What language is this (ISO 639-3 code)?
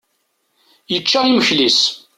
kab